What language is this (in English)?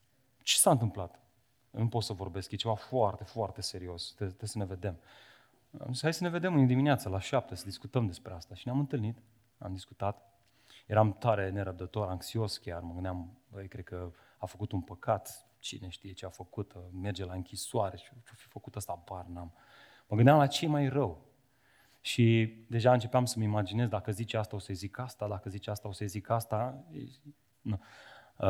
Romanian